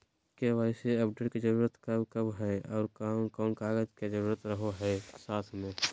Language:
Magahi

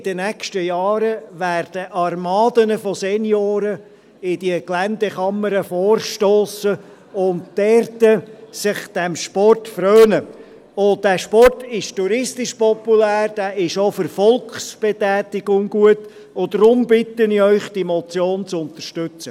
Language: Swiss German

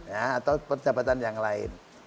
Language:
Indonesian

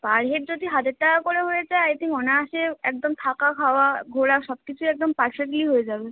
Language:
Bangla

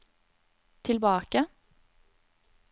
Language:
Norwegian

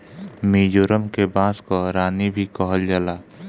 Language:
Bhojpuri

